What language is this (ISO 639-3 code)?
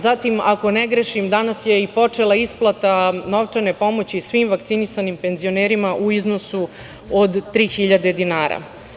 srp